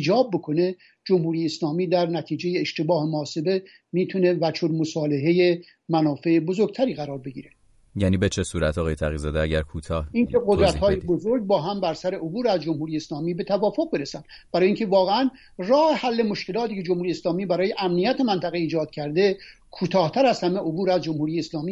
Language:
Persian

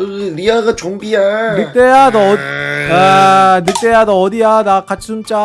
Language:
Korean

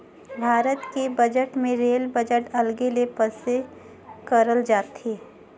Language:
Chhattisgarhi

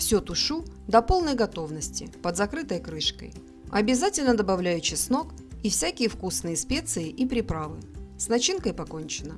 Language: Russian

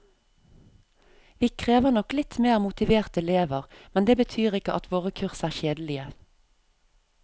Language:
Norwegian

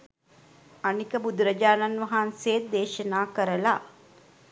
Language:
Sinhala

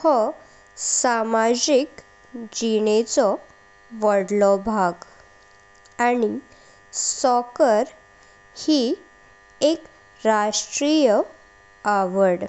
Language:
Konkani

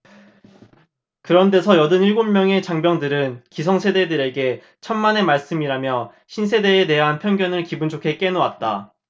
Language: Korean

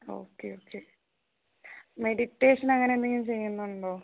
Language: Malayalam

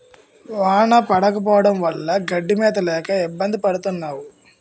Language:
Telugu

